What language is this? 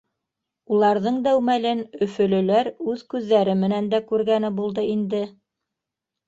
Bashkir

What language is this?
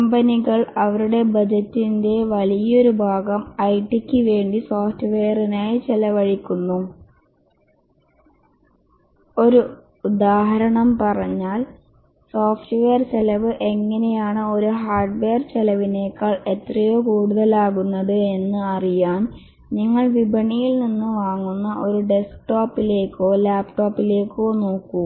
Malayalam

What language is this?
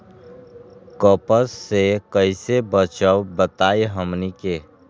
Magahi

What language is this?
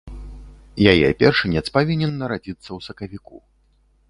Belarusian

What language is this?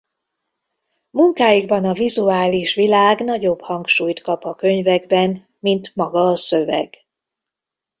Hungarian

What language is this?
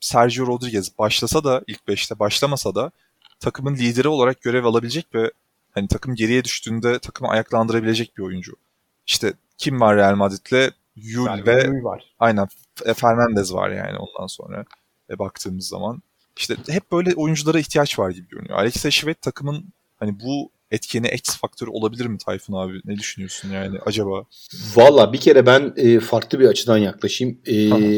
Turkish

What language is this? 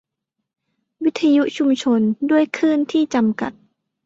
Thai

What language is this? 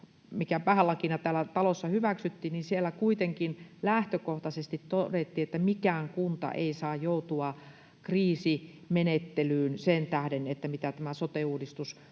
Finnish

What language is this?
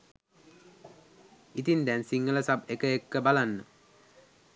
Sinhala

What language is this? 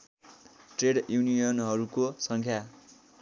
Nepali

